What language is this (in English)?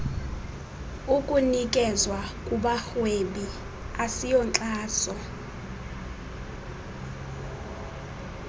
Xhosa